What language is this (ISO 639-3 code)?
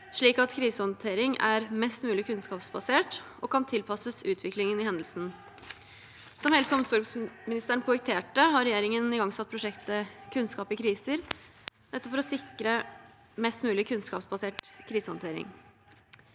nor